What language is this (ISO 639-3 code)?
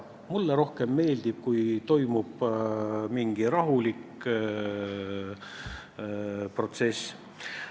est